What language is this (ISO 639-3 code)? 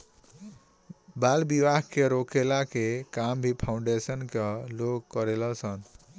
bho